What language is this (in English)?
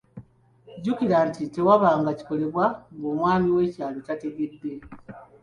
Ganda